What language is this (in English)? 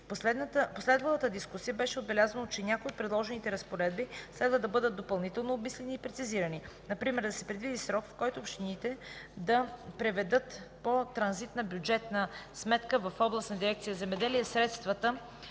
Bulgarian